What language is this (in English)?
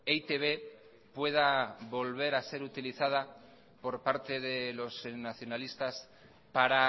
Spanish